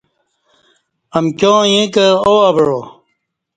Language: Kati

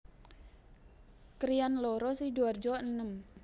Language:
Javanese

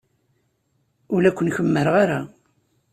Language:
Kabyle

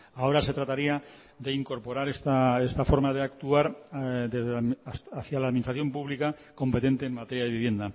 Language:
Spanish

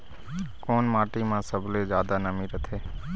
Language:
Chhattisgarhi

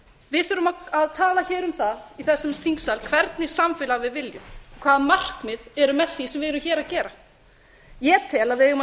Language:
Icelandic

